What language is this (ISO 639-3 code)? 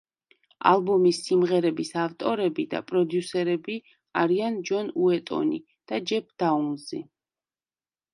kat